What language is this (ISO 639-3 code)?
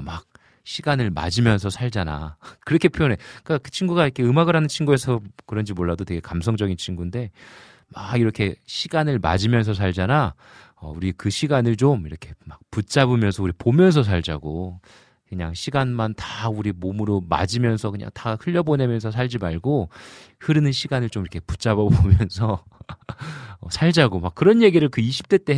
kor